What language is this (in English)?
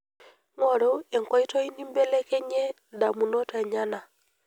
Masai